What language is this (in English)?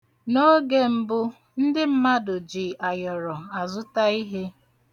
Igbo